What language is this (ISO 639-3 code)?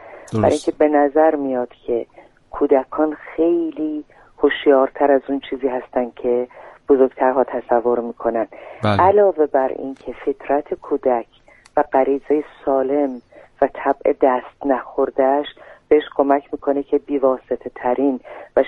fas